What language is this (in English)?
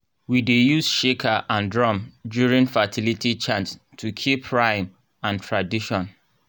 Nigerian Pidgin